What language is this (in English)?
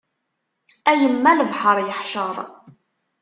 Kabyle